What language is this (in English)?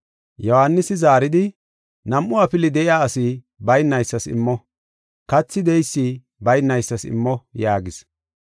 Gofa